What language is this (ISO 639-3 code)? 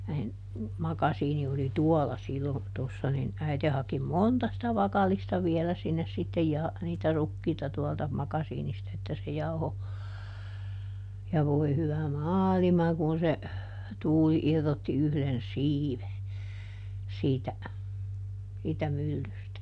fin